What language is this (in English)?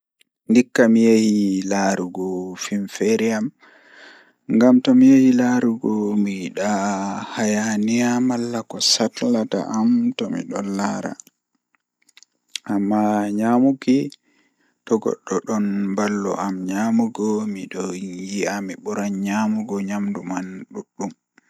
Fula